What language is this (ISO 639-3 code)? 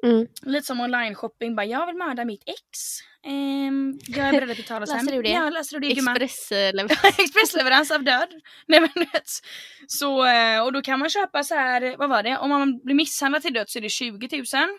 swe